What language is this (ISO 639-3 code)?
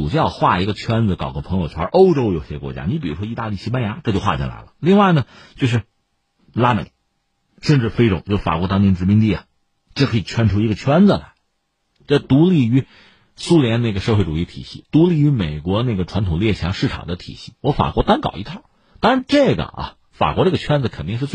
zho